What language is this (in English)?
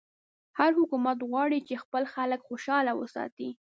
Pashto